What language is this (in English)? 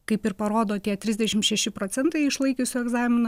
Lithuanian